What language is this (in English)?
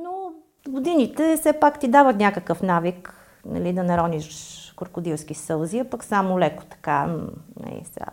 Bulgarian